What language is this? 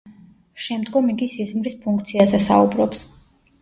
Georgian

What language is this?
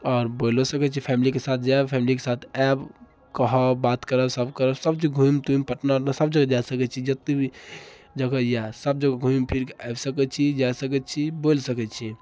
Maithili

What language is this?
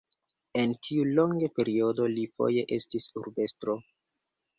Esperanto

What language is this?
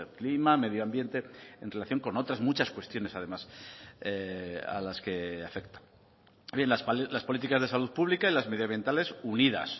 Spanish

